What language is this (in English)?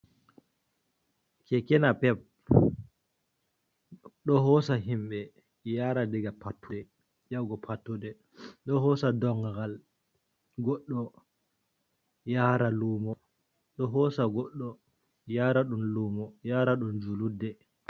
Fula